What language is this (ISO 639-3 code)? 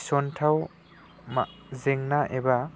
brx